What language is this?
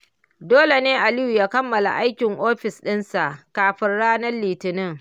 Hausa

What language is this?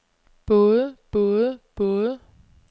Danish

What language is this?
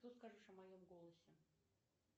Russian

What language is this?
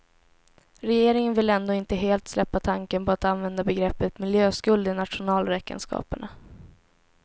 Swedish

